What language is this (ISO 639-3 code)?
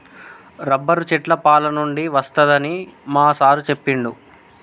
tel